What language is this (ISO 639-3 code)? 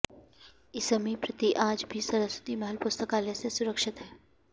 san